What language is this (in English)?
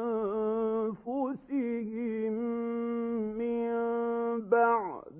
Arabic